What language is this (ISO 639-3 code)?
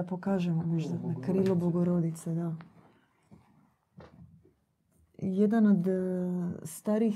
hrv